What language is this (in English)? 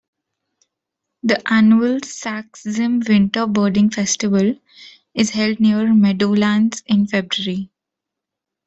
English